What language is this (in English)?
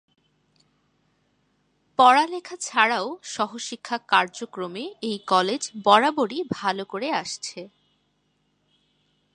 Bangla